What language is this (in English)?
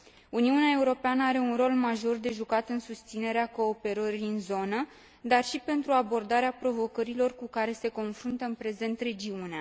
Romanian